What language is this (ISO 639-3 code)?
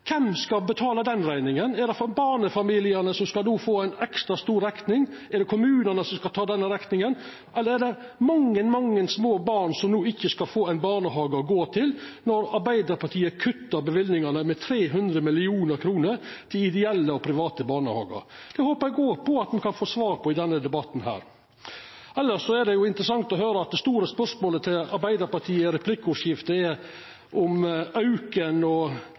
nno